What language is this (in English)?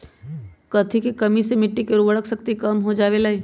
Magahi